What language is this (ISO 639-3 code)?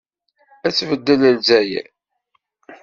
kab